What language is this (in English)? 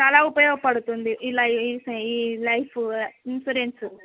Telugu